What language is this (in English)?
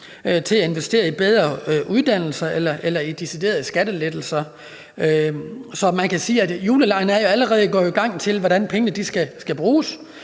Danish